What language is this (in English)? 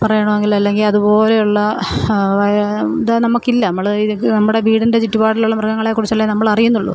Malayalam